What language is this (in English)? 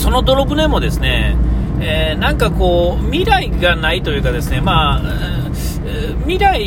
Japanese